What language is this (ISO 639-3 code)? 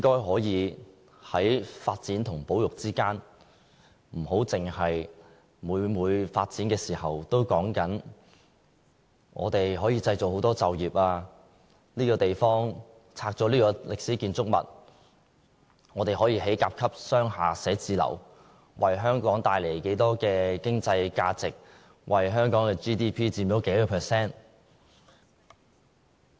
yue